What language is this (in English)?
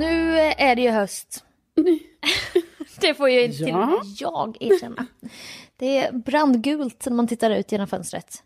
Swedish